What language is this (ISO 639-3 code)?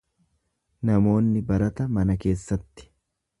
orm